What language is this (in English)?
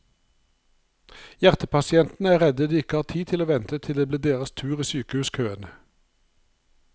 Norwegian